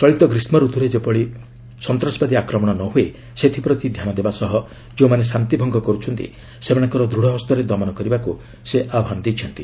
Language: Odia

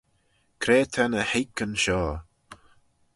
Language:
Manx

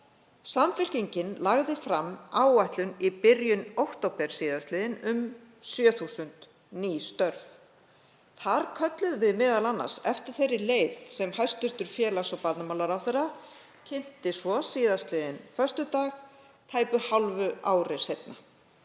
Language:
Icelandic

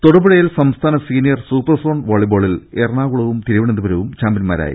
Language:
Malayalam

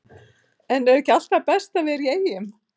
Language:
Icelandic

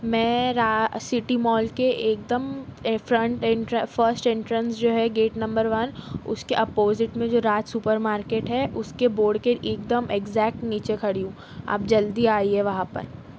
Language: Urdu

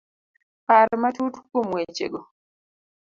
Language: Luo (Kenya and Tanzania)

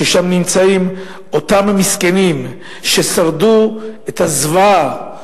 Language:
Hebrew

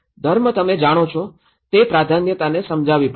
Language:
Gujarati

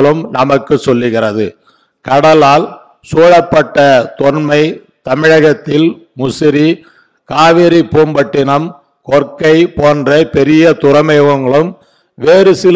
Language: Tamil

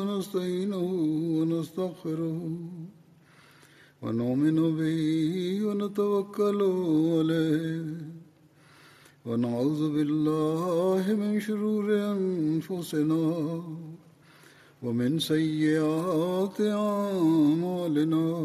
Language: Bulgarian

